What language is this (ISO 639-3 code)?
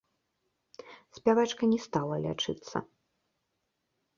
bel